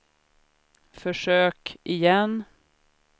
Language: Swedish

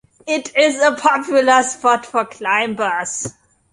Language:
English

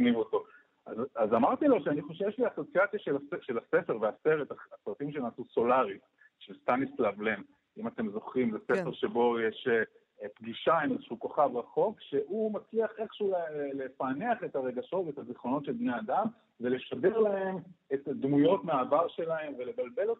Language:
Hebrew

